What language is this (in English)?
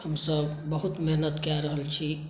Maithili